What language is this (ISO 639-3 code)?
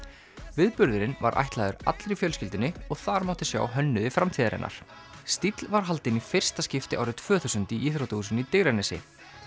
isl